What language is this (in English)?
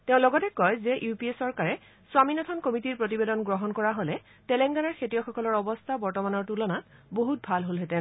Assamese